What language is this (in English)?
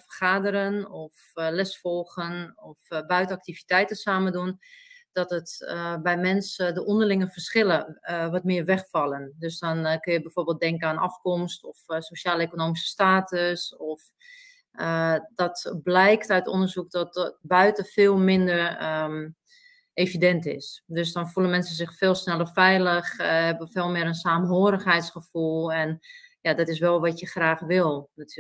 Dutch